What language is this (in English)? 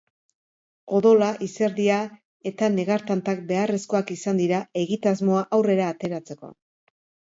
Basque